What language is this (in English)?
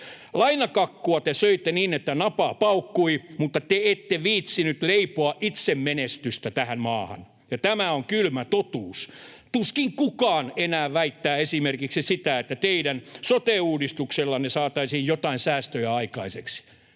Finnish